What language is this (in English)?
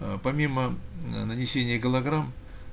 Russian